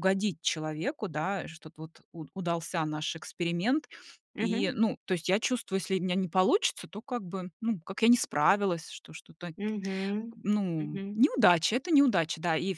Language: Russian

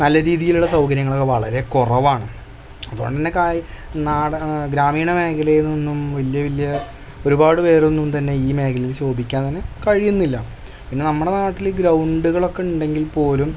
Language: Malayalam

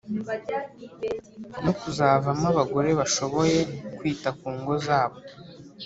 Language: Kinyarwanda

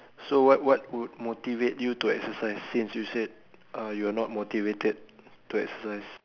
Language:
English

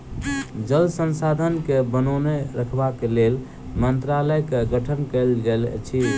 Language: Maithili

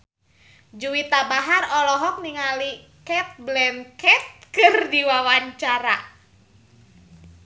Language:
Sundanese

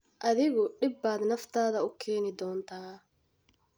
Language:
Somali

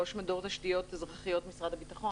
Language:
Hebrew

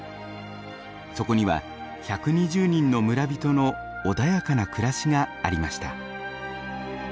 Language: Japanese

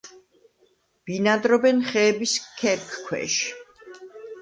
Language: Georgian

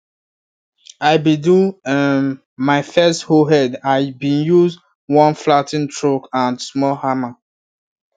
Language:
Nigerian Pidgin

